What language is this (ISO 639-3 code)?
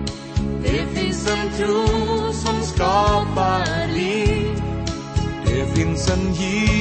swe